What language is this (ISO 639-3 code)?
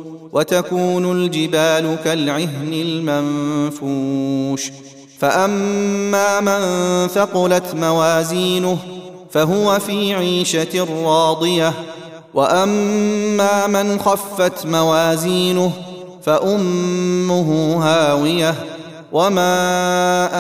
ara